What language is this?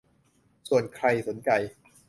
Thai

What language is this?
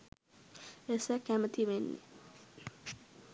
Sinhala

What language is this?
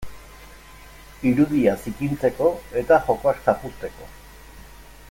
Basque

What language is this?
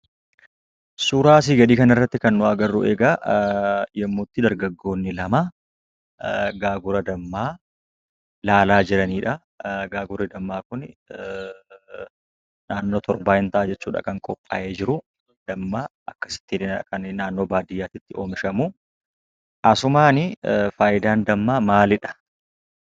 Oromo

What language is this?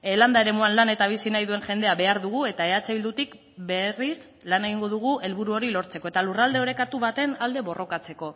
Basque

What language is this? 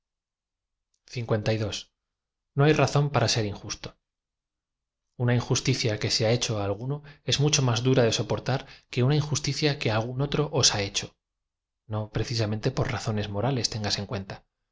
Spanish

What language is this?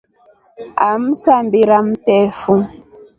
Rombo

